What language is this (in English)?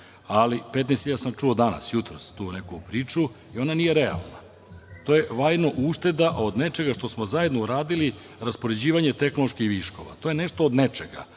Serbian